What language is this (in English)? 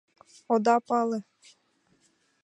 Mari